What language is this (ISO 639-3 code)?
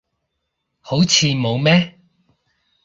yue